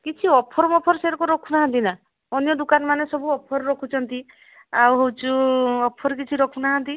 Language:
Odia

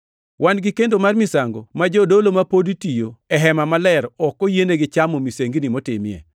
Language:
Luo (Kenya and Tanzania)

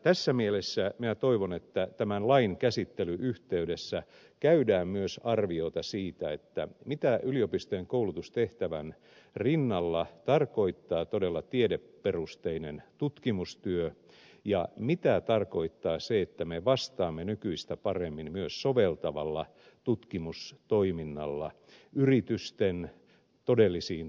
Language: Finnish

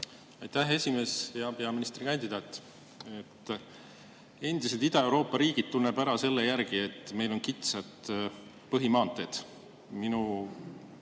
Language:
Estonian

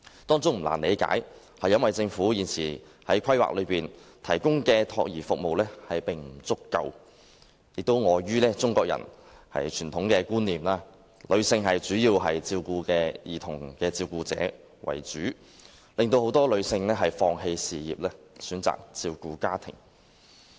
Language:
Cantonese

